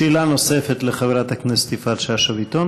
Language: Hebrew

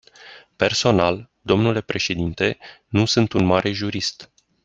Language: Romanian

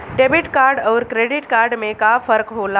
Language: Bhojpuri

